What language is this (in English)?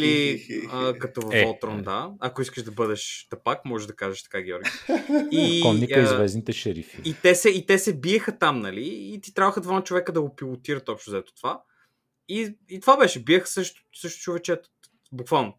Bulgarian